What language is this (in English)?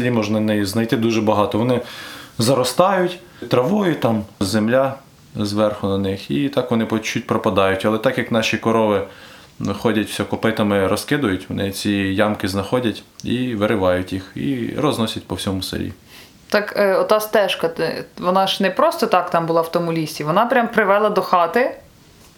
Ukrainian